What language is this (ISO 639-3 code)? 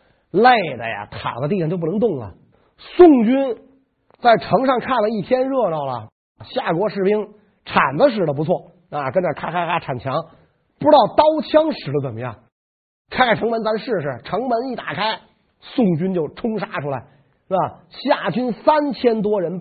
zho